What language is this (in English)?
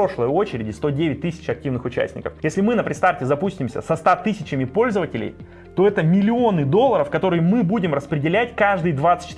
Russian